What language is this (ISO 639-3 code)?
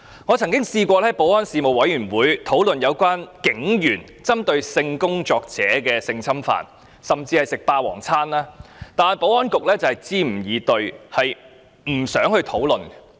yue